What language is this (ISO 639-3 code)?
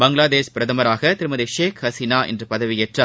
tam